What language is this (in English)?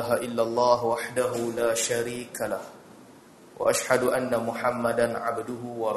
Malay